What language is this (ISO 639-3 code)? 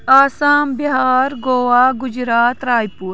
kas